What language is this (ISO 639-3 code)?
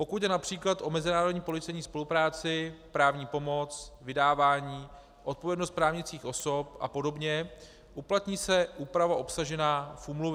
ces